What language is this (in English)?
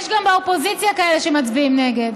Hebrew